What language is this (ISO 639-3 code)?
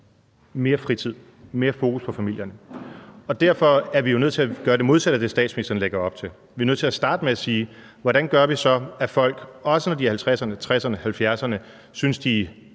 dan